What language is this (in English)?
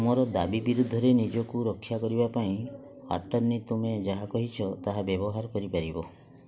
Odia